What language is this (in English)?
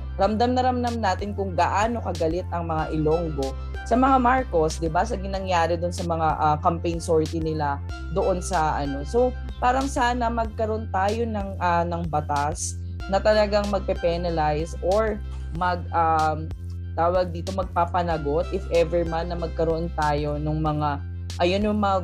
Filipino